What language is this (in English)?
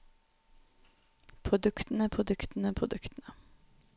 Norwegian